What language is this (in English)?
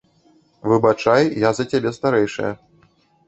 Belarusian